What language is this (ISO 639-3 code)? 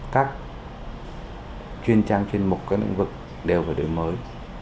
vie